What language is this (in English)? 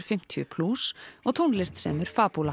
Icelandic